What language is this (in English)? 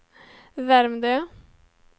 Swedish